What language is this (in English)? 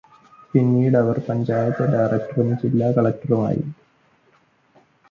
Malayalam